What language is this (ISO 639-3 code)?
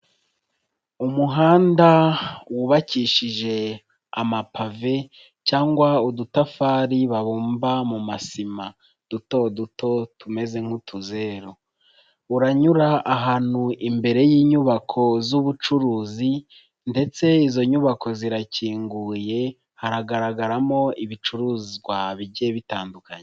kin